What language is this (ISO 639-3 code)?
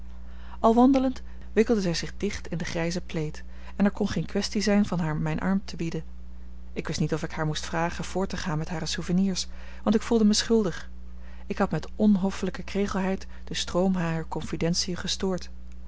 nld